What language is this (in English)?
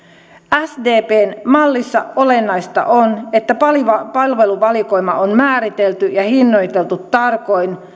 Finnish